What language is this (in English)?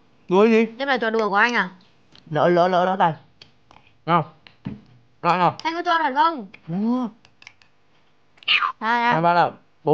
Vietnamese